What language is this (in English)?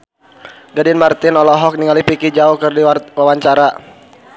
Sundanese